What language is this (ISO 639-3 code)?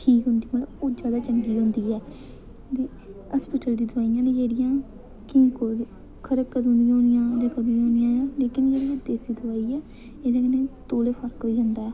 doi